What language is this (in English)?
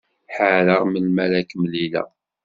Kabyle